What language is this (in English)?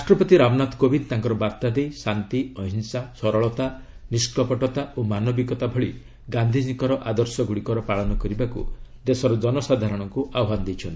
Odia